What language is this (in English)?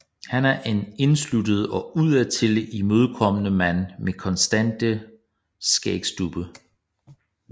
Danish